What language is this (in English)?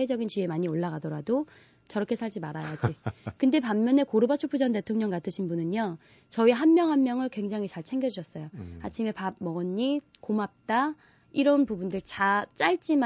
Korean